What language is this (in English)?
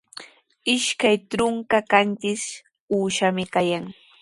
Sihuas Ancash Quechua